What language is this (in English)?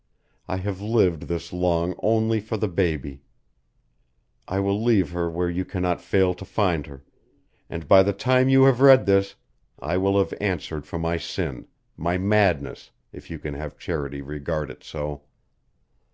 English